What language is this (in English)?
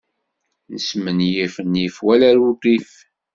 Kabyle